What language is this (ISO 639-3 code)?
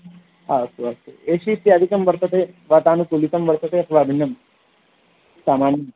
san